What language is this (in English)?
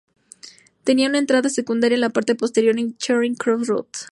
Spanish